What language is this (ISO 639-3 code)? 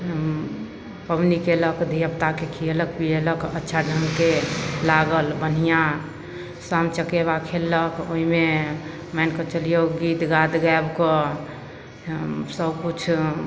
mai